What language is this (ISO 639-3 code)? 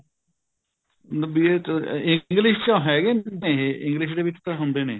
pan